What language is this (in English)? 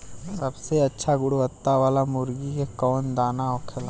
Bhojpuri